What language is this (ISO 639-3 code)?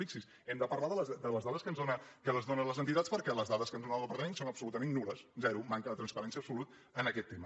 cat